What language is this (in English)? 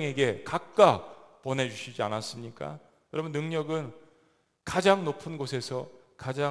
Korean